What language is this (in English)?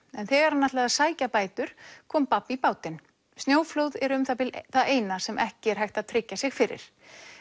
Icelandic